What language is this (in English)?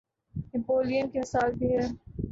Urdu